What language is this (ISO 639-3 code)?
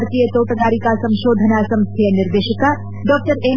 kan